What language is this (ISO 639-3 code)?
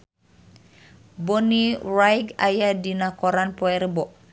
sun